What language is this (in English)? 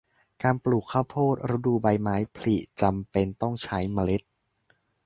Thai